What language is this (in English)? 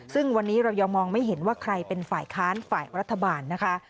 Thai